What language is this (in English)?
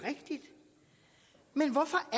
Danish